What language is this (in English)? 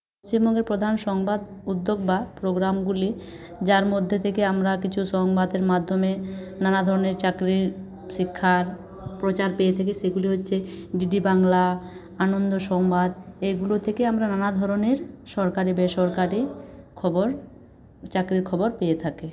Bangla